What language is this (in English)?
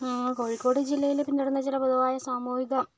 Malayalam